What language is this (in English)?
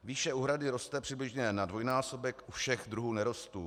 Czech